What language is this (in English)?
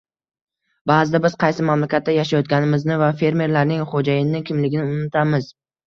Uzbek